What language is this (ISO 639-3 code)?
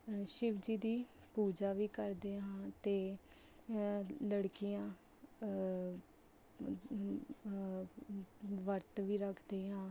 pan